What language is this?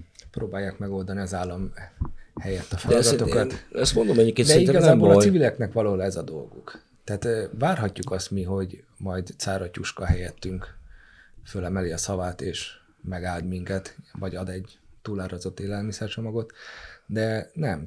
Hungarian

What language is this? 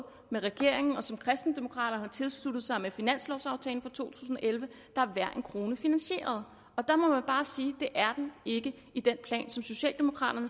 Danish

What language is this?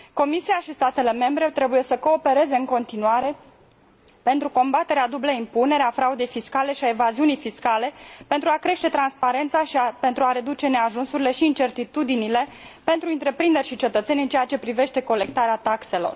Romanian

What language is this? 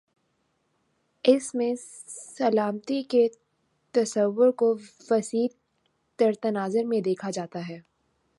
Urdu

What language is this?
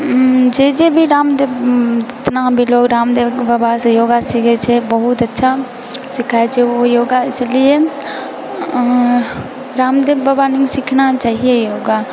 Maithili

